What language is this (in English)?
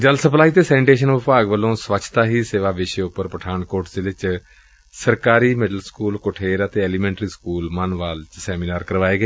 Punjabi